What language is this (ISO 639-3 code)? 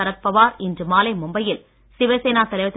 tam